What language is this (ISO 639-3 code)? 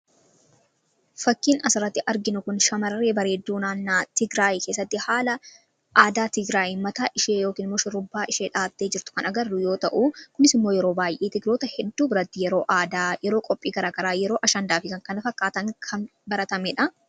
orm